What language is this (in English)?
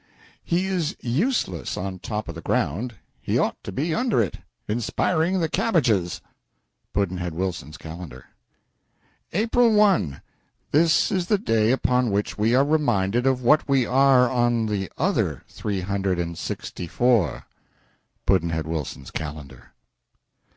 English